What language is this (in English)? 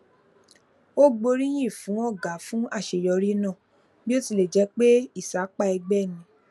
Yoruba